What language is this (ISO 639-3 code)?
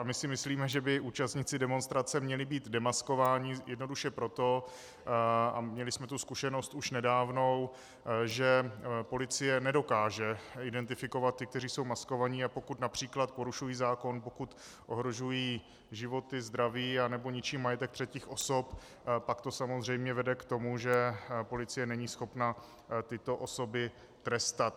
ces